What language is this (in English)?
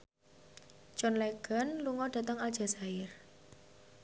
Javanese